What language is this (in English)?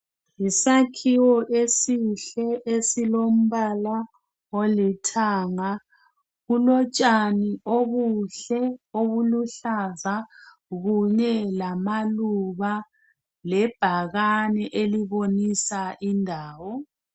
North Ndebele